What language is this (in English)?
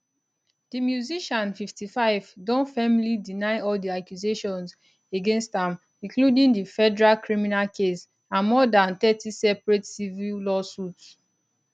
Nigerian Pidgin